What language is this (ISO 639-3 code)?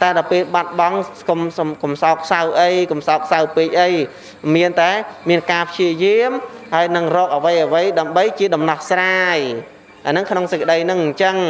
vie